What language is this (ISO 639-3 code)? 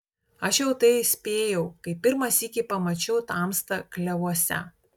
lit